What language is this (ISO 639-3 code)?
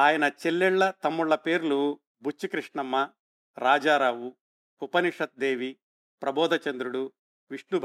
tel